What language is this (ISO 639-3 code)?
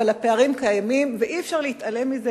heb